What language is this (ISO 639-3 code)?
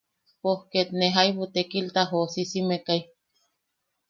yaq